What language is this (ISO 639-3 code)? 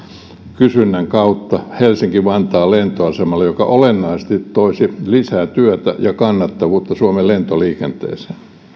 fin